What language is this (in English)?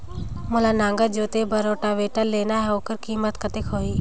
Chhattisgarhi